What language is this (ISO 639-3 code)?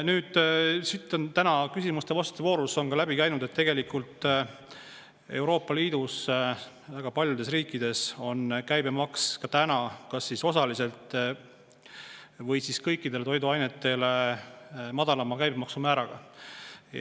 est